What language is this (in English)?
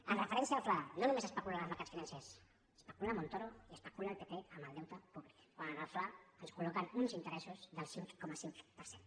Catalan